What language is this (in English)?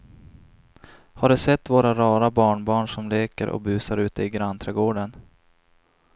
Swedish